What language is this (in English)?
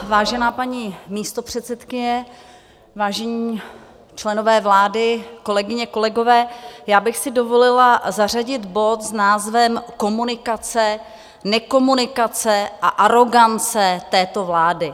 Czech